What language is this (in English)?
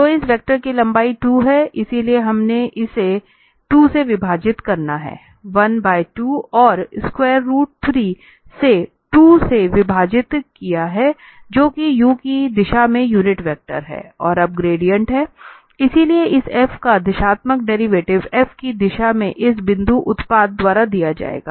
Hindi